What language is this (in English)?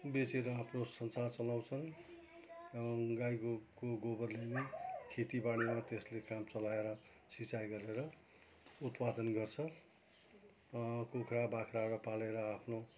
Nepali